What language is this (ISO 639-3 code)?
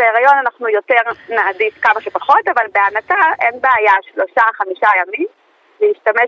heb